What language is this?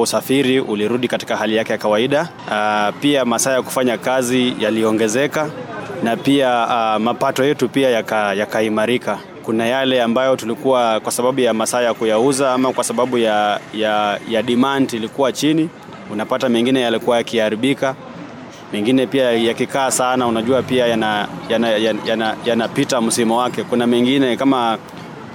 Swahili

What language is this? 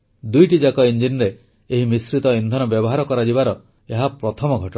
Odia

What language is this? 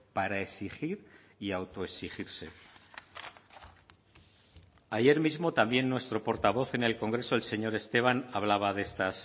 Spanish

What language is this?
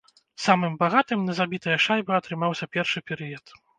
Belarusian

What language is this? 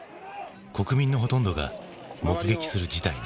Japanese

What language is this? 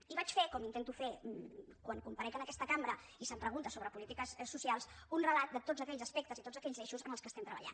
Catalan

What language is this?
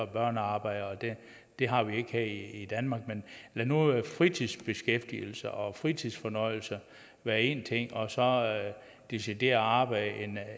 Danish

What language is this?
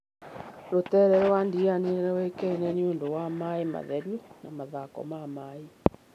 Kikuyu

